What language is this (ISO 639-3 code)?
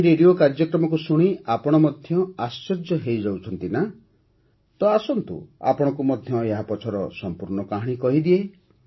ori